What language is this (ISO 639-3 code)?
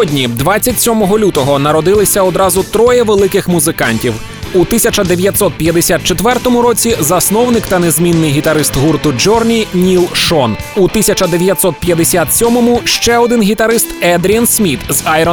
ukr